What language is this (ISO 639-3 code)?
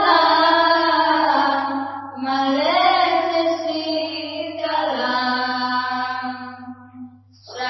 ben